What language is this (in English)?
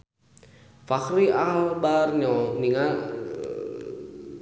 Sundanese